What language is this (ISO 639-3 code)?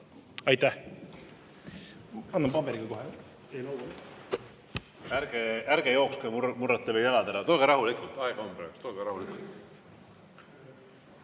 est